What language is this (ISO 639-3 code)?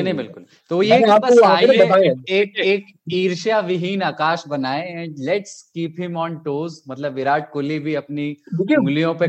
hin